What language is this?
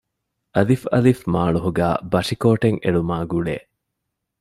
Divehi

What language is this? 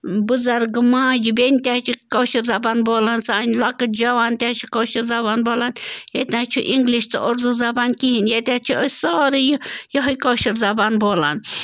Kashmiri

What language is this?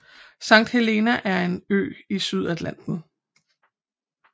Danish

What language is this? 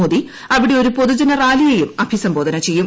Malayalam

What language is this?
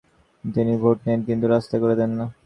Bangla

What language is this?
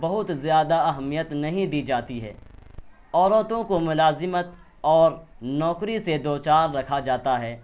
Urdu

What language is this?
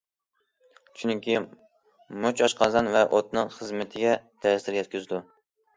Uyghur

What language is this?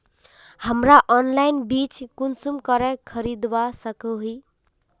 Magahi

